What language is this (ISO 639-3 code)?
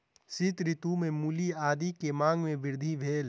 mai